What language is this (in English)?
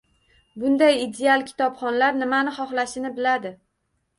Uzbek